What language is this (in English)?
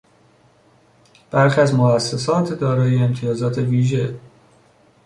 Persian